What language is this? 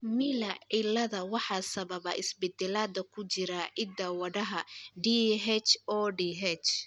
Somali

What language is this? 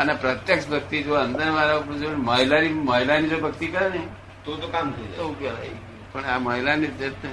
Gujarati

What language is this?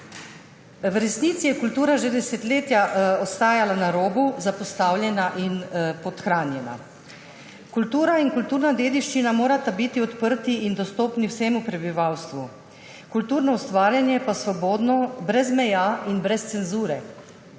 Slovenian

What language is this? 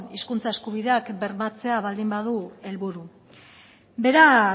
Basque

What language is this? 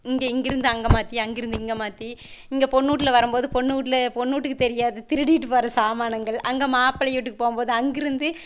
Tamil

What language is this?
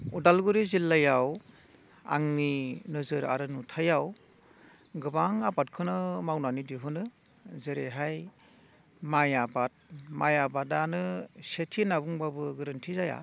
Bodo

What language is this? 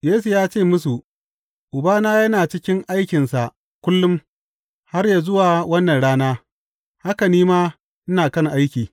Hausa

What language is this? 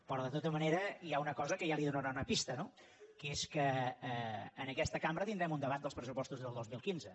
Catalan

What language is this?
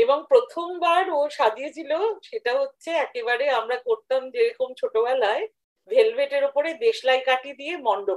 Bangla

